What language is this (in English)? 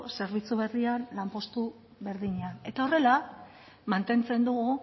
Basque